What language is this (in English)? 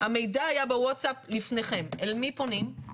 Hebrew